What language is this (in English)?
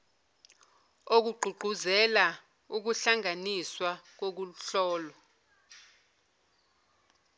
Zulu